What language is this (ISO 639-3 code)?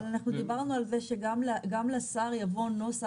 heb